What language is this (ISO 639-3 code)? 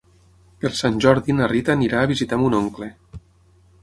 cat